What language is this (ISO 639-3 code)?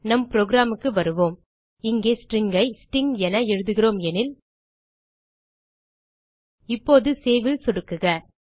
tam